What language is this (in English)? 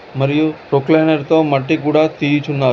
Telugu